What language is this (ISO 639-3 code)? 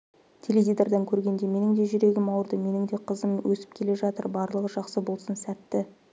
kaz